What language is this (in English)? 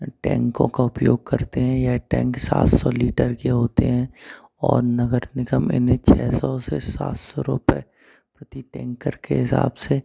Hindi